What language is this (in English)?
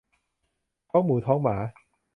Thai